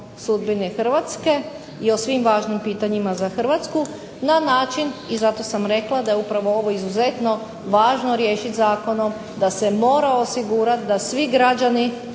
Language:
Croatian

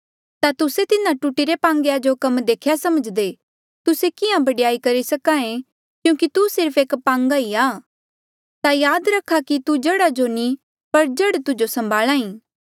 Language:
Mandeali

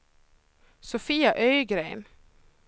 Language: Swedish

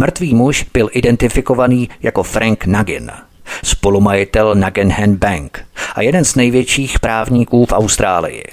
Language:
Czech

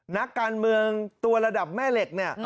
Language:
Thai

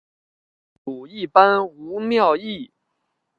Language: Chinese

